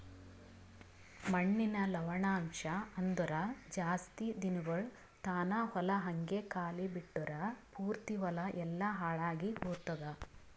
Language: Kannada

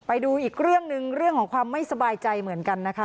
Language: Thai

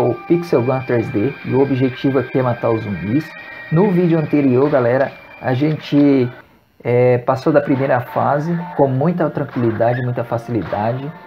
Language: Portuguese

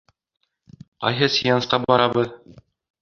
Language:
Bashkir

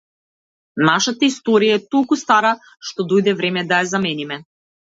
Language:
Macedonian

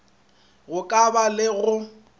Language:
Northern Sotho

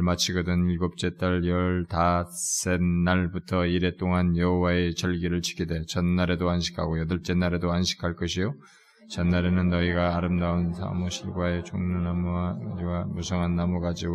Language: Korean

